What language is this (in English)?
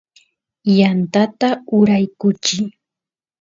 Santiago del Estero Quichua